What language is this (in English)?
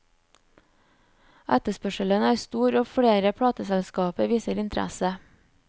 Norwegian